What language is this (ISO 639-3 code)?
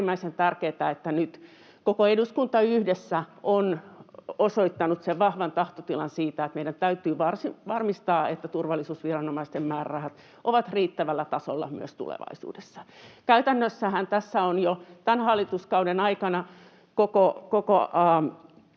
fin